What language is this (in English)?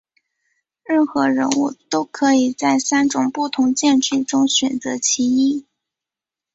Chinese